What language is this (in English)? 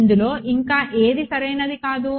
Telugu